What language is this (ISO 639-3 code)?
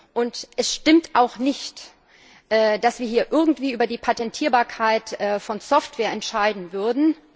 deu